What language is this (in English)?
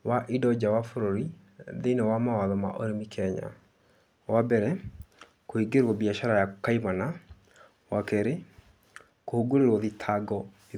Kikuyu